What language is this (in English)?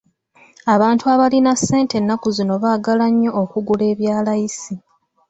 Ganda